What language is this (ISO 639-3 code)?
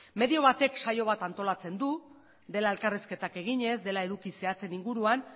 eus